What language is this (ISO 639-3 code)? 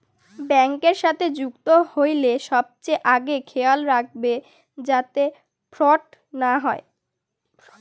ben